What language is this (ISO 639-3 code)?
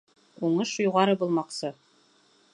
bak